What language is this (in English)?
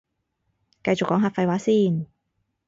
Cantonese